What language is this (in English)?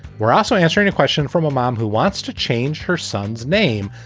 English